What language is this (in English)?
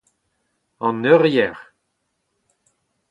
Breton